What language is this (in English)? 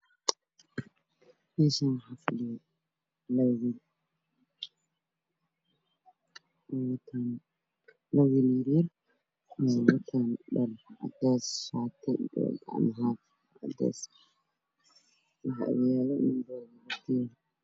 Somali